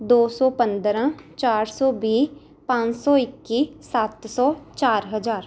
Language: Punjabi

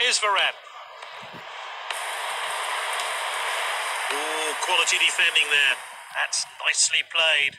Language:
English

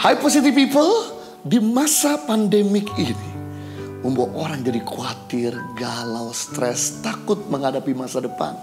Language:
Indonesian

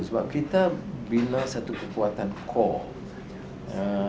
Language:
Indonesian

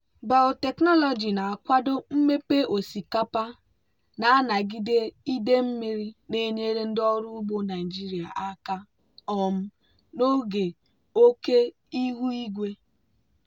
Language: Igbo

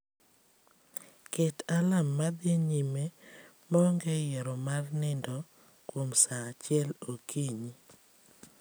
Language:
Luo (Kenya and Tanzania)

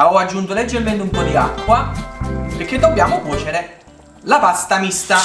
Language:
Italian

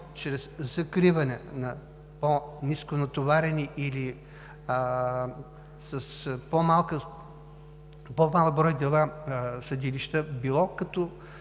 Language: Bulgarian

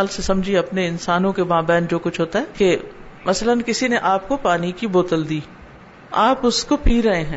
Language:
Urdu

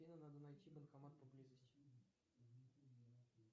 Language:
Russian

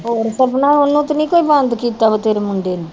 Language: Punjabi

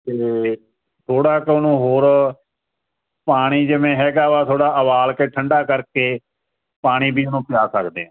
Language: Punjabi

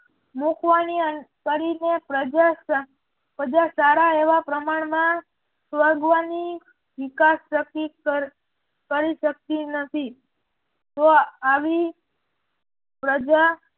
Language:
Gujarati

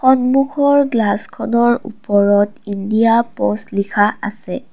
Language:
Assamese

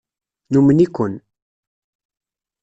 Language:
Kabyle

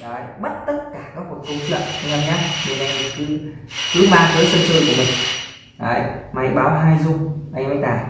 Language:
Vietnamese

